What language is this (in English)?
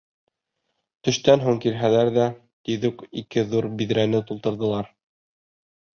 Bashkir